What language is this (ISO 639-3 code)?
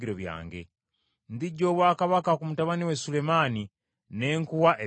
lug